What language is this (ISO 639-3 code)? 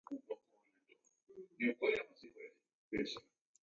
dav